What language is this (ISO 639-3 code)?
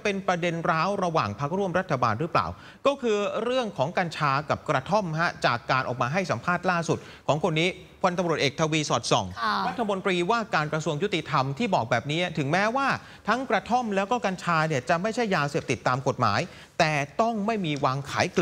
tha